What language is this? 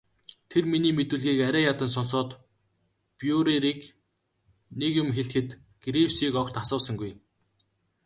Mongolian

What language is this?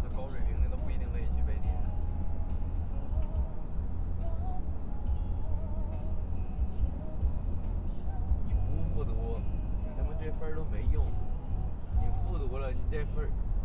Chinese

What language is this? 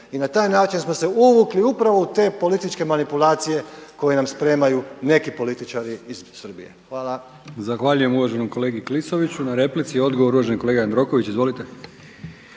Croatian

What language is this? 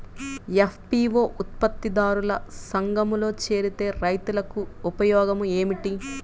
Telugu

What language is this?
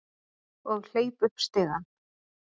Icelandic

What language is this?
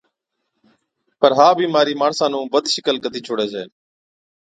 Od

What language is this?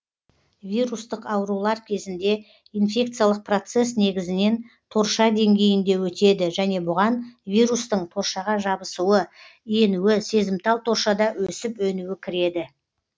Kazakh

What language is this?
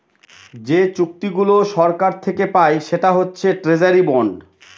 Bangla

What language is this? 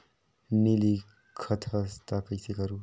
Chhattisgarhi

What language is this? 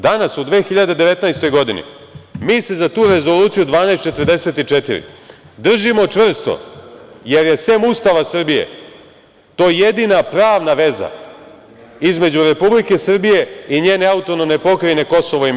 Serbian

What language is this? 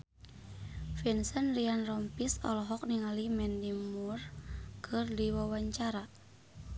Sundanese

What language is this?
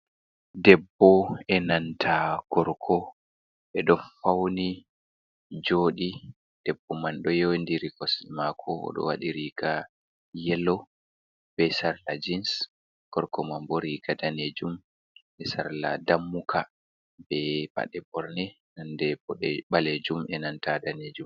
Fula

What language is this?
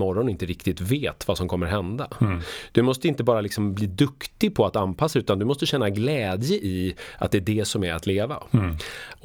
Swedish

